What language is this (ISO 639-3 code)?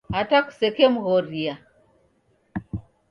dav